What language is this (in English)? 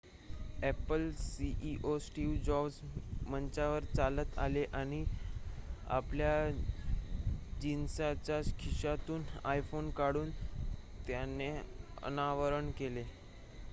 Marathi